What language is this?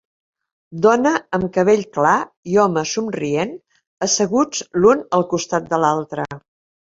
Catalan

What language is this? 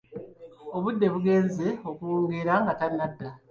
Ganda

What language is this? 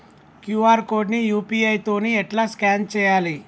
Telugu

